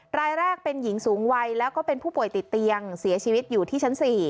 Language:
Thai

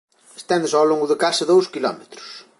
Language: Galician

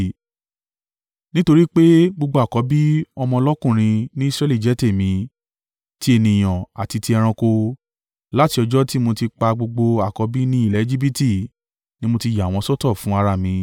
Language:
Yoruba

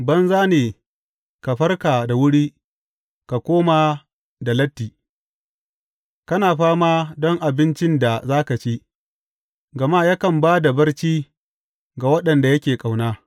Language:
Hausa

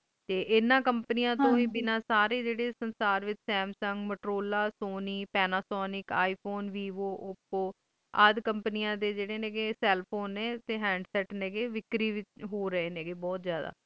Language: Punjabi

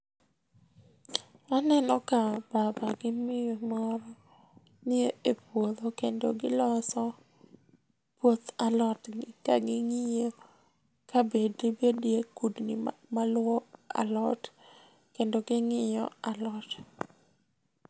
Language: Luo (Kenya and Tanzania)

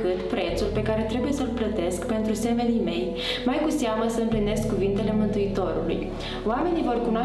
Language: Romanian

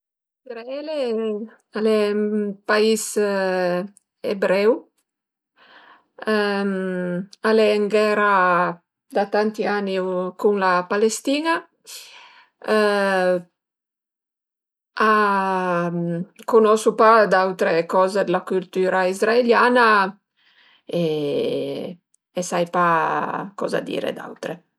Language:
Piedmontese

